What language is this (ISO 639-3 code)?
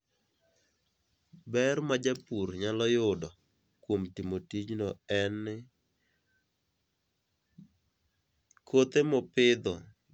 luo